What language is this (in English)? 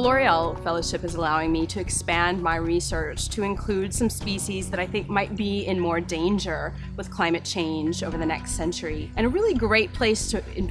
English